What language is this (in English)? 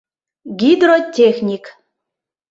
Mari